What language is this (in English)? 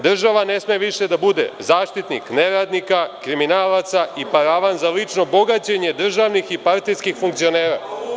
Serbian